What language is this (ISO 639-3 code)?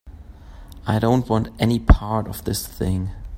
eng